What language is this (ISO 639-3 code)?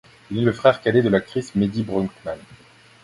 fra